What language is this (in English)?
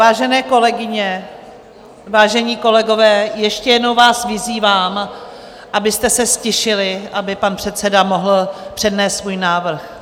Czech